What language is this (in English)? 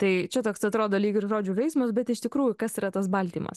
Lithuanian